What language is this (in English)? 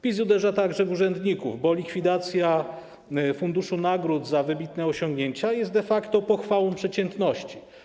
Polish